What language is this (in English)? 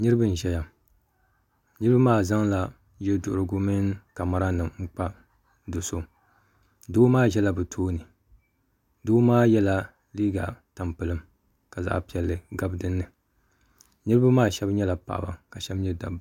Dagbani